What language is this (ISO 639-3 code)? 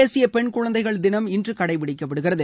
tam